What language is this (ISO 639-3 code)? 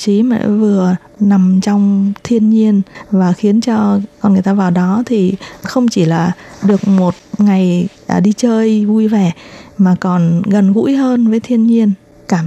vie